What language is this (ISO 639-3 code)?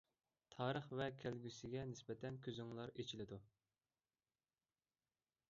uig